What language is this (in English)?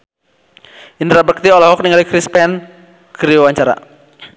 Sundanese